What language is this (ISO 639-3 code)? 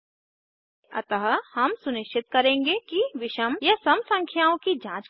hin